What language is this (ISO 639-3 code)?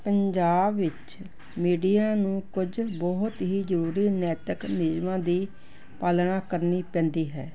pan